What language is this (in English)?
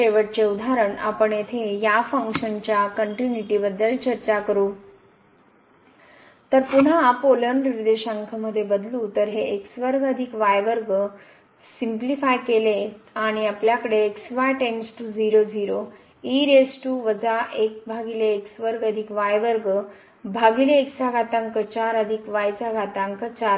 Marathi